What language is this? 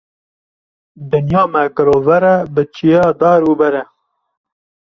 Kurdish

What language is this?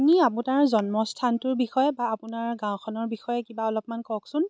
Assamese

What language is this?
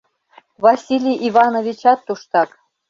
Mari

